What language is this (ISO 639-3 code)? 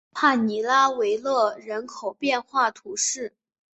zho